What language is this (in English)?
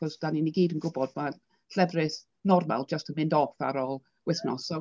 Welsh